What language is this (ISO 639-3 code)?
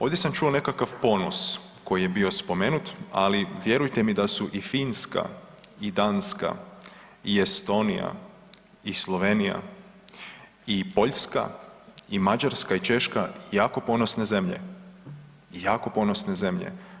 hrv